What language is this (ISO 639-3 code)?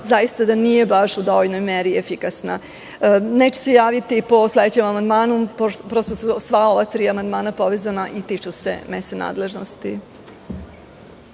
srp